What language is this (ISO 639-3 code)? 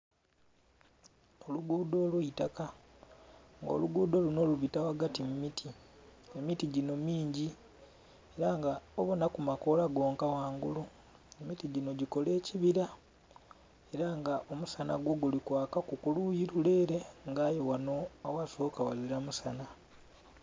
xog